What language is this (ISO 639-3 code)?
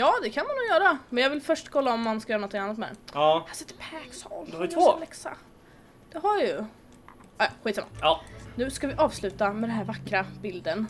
swe